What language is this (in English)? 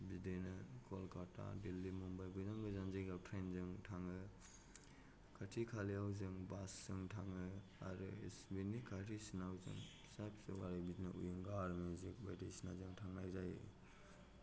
Bodo